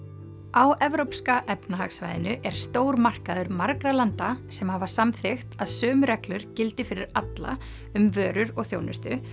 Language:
Icelandic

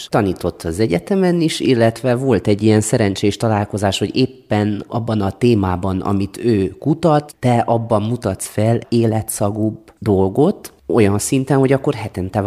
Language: Hungarian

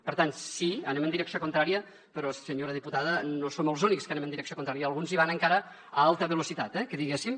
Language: Catalan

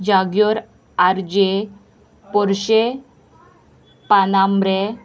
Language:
Konkani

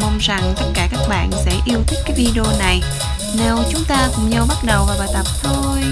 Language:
Vietnamese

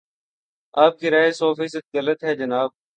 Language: Urdu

